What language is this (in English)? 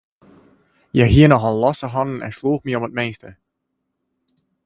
Western Frisian